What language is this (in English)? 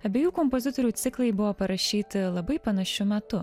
Lithuanian